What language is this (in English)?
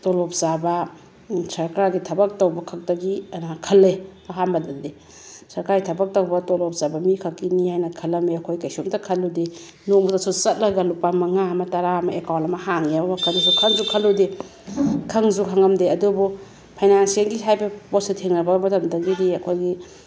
Manipuri